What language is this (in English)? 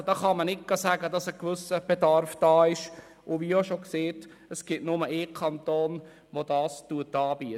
Swiss German